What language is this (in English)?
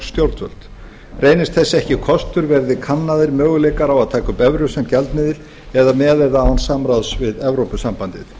Icelandic